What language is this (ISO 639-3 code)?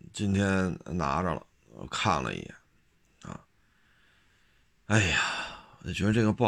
zho